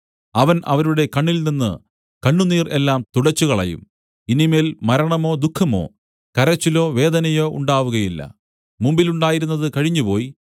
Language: Malayalam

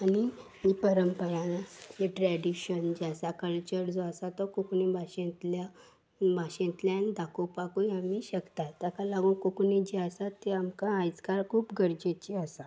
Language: Konkani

